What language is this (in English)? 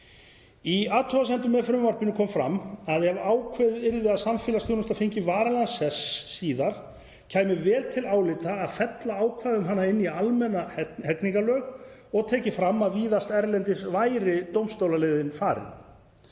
Icelandic